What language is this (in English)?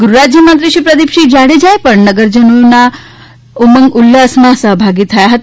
Gujarati